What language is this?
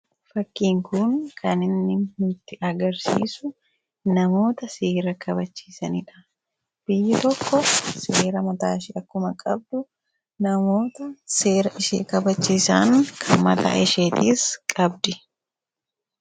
Oromo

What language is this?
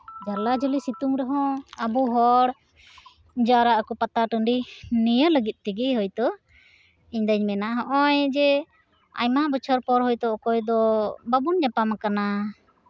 Santali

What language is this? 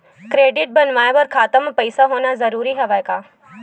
Chhattisgarhi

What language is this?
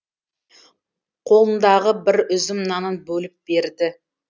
Kazakh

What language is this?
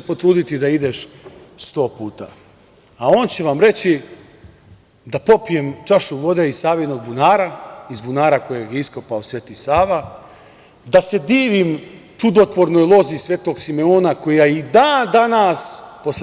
Serbian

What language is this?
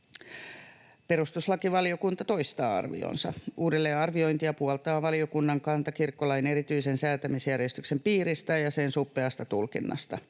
Finnish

